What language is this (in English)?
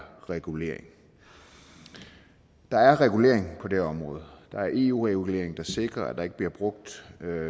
Danish